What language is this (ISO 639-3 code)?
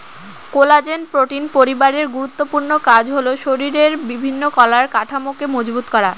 ben